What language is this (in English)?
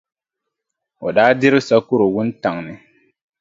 Dagbani